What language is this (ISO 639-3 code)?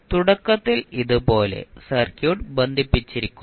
mal